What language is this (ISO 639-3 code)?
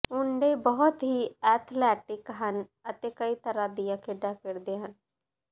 pan